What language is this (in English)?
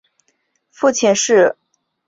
Chinese